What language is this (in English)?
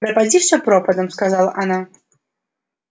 Russian